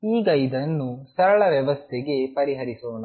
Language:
Kannada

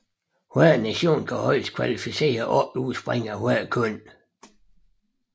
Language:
Danish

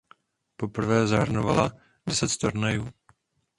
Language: Czech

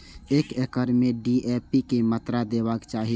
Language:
Maithili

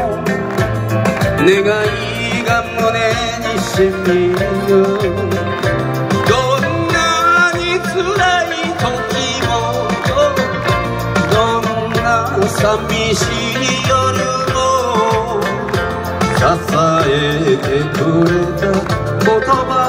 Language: Japanese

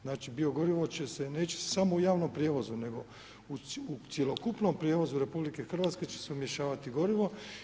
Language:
Croatian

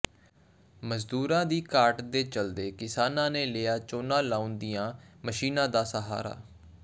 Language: Punjabi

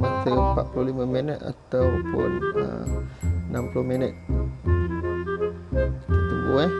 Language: Malay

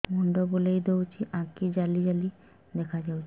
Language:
Odia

